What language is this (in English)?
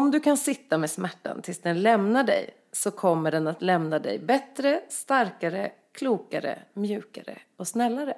Swedish